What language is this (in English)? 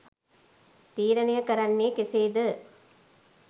Sinhala